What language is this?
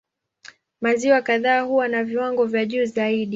Swahili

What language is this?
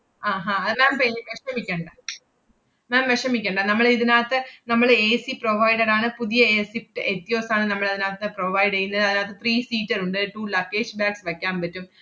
Malayalam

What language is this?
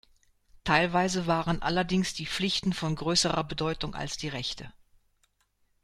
German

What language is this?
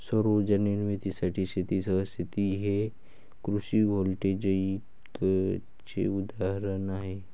Marathi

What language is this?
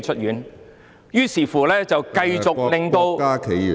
Cantonese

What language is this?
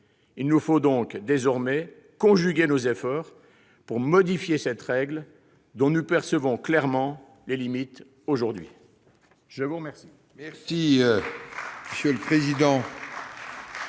French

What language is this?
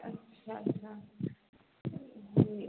Hindi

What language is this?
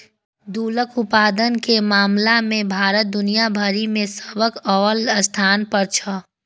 Maithili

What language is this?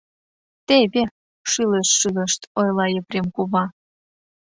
Mari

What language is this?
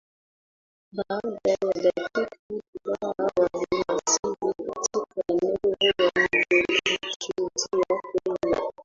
Swahili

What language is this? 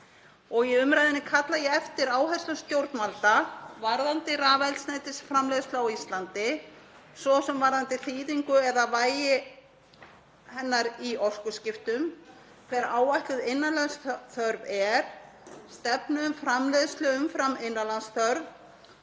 Icelandic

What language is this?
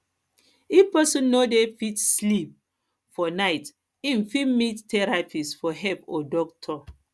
Nigerian Pidgin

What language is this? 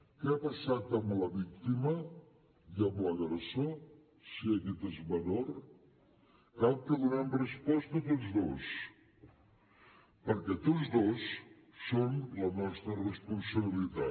Catalan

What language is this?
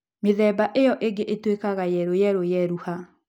Kikuyu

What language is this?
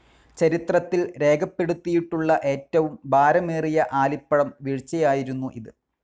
Malayalam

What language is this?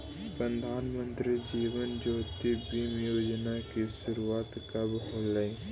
Magahi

